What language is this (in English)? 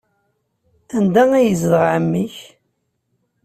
Kabyle